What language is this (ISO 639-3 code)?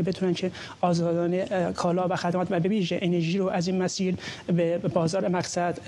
fas